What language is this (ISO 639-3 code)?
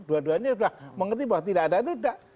ind